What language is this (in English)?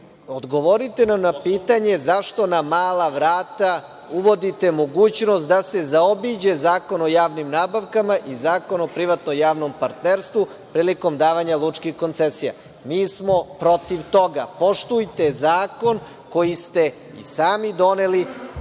Serbian